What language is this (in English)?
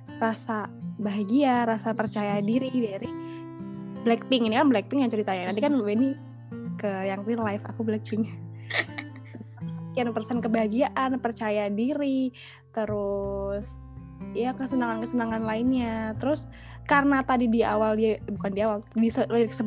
Indonesian